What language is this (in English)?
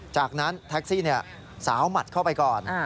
Thai